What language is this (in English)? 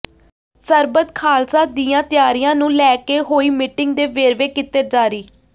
Punjabi